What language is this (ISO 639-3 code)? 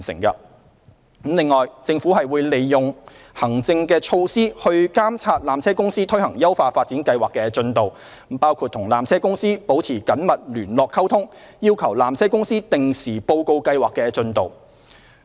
yue